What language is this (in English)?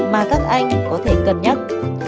Vietnamese